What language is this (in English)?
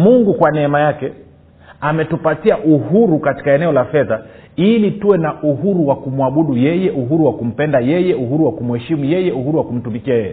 Swahili